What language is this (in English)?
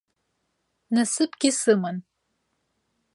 Abkhazian